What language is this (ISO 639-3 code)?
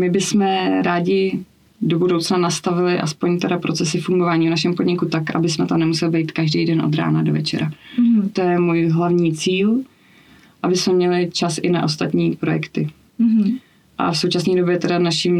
ces